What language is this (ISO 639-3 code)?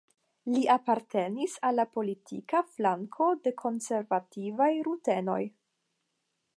epo